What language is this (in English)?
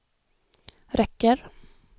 Swedish